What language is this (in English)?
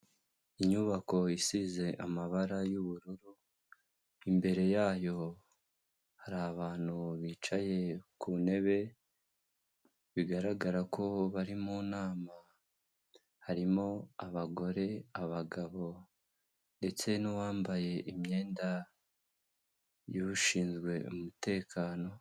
Kinyarwanda